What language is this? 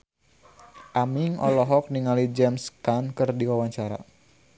Sundanese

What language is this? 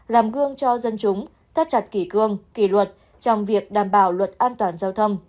Vietnamese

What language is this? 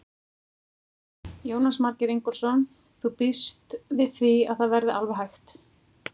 Icelandic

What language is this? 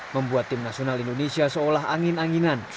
Indonesian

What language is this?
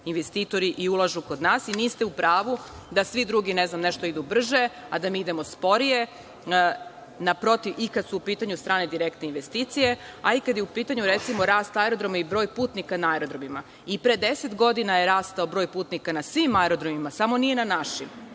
Serbian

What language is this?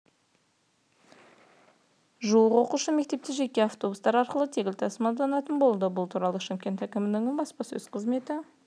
Kazakh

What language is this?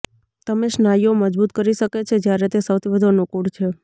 Gujarati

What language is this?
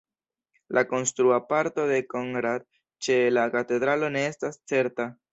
Esperanto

